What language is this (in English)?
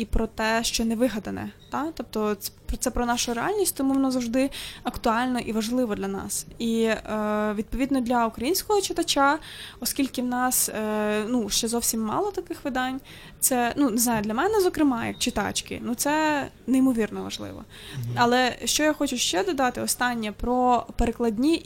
Ukrainian